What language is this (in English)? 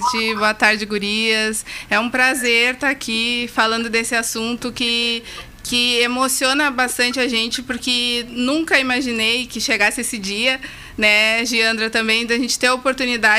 Portuguese